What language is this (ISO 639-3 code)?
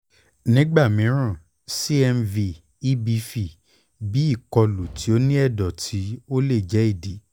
yor